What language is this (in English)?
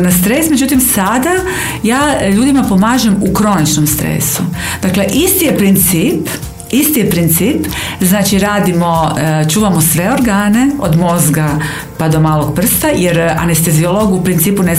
Croatian